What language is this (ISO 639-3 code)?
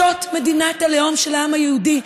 heb